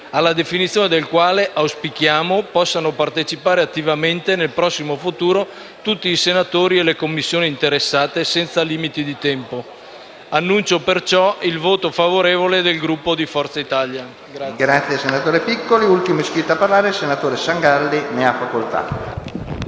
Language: Italian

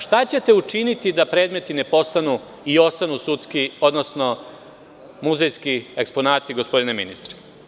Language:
Serbian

